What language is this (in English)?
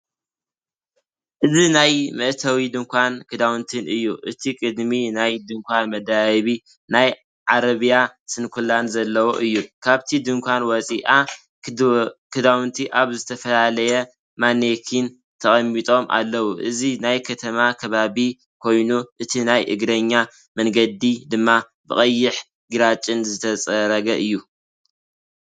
Tigrinya